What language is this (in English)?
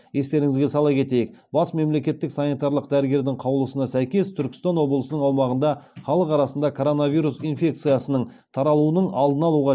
Kazakh